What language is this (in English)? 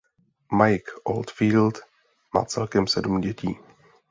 Czech